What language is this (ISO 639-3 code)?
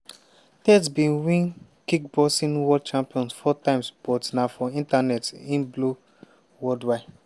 pcm